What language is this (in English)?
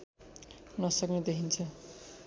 Nepali